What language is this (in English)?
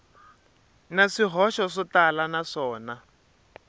Tsonga